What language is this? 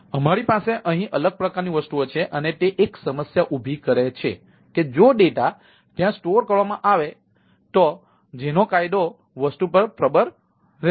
Gujarati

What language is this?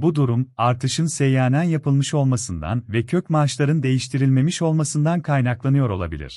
Turkish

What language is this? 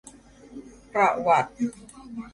Thai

